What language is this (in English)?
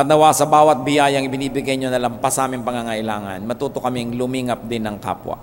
Filipino